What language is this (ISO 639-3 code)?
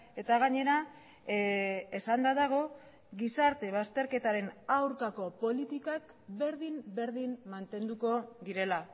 eus